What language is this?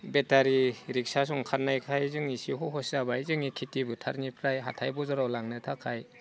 Bodo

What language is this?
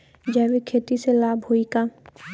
Bhojpuri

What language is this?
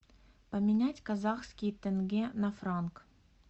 Russian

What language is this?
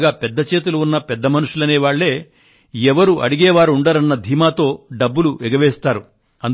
Telugu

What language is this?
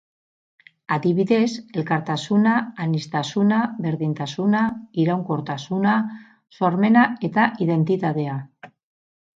Basque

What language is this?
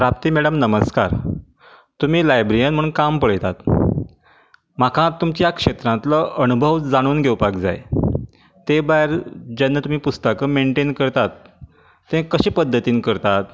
Konkani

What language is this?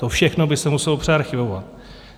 Czech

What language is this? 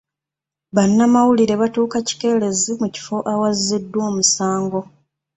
Ganda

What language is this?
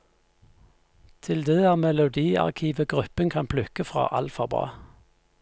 Norwegian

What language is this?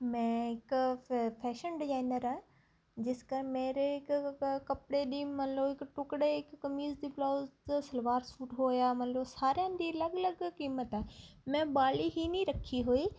Punjabi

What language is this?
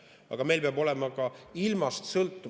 Estonian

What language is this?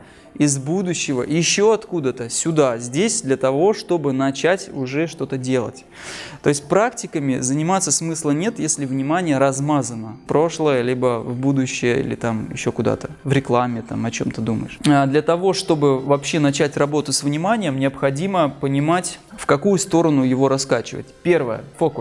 Russian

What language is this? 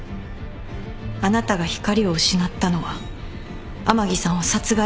Japanese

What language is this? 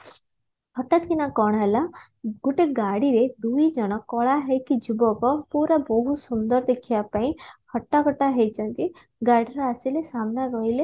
Odia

